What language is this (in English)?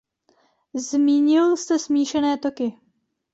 Czech